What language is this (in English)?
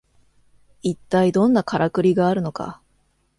Japanese